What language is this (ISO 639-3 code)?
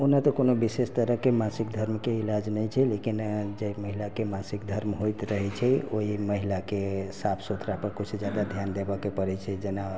mai